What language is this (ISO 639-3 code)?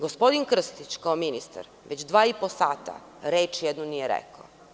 srp